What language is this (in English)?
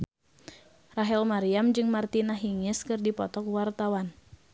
Sundanese